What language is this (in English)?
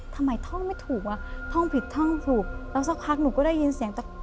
Thai